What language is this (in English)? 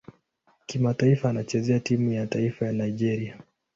Swahili